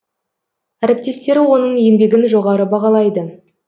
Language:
Kazakh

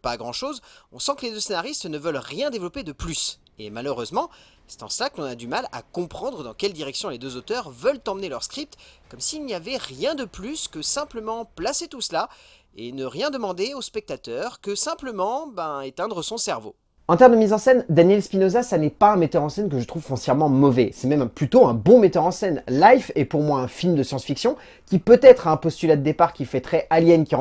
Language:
French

